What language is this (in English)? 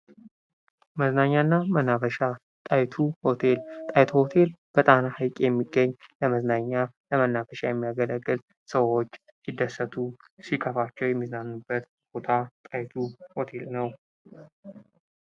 Amharic